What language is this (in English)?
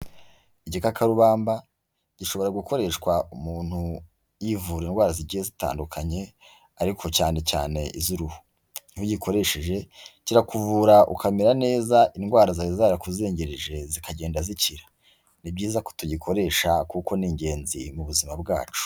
Kinyarwanda